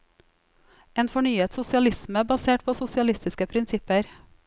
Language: Norwegian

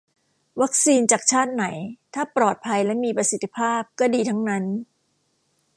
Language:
Thai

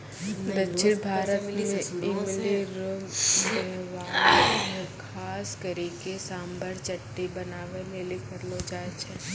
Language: Maithili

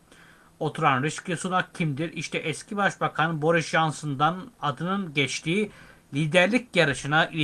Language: Turkish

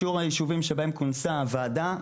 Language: Hebrew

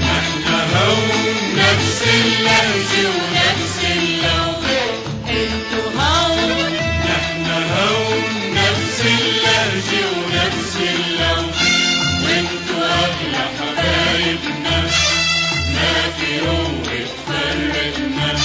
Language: Arabic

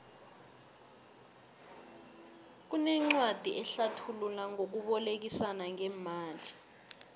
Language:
South Ndebele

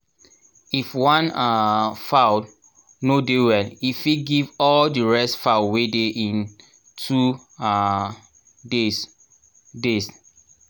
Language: Nigerian Pidgin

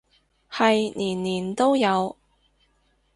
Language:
Cantonese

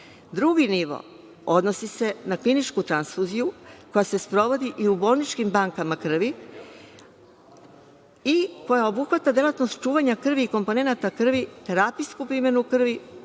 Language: Serbian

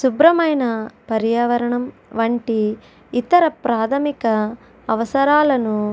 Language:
Telugu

